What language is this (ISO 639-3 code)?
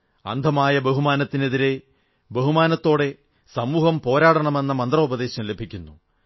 mal